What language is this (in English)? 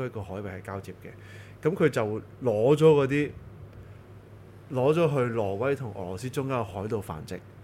Chinese